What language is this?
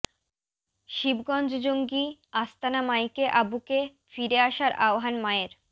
Bangla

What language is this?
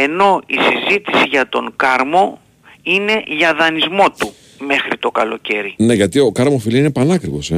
Greek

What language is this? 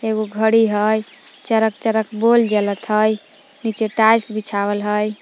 Magahi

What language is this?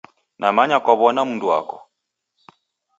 Taita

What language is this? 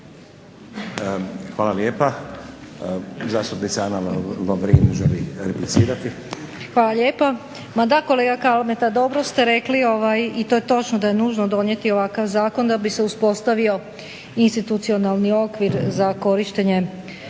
Croatian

